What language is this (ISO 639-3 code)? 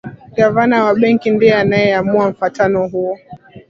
swa